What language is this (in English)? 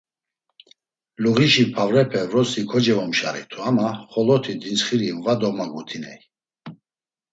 Laz